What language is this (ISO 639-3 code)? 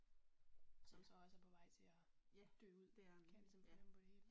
dan